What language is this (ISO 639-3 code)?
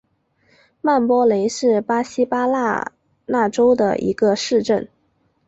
zho